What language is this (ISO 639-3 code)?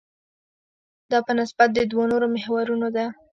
pus